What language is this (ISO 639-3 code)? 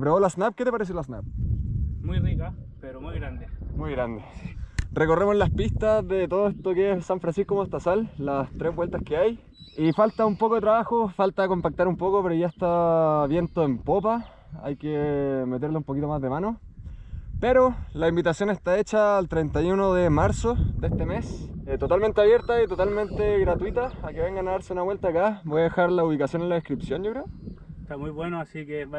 spa